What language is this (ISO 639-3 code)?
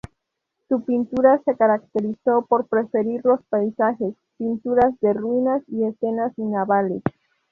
spa